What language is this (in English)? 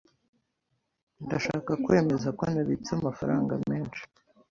Kinyarwanda